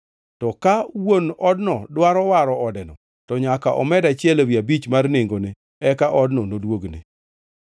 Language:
Luo (Kenya and Tanzania)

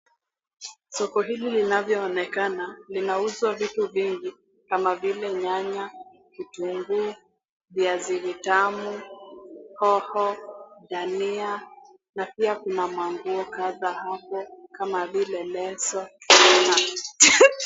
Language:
Swahili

